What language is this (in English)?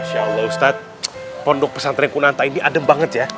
Indonesian